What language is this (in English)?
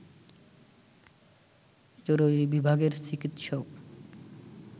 Bangla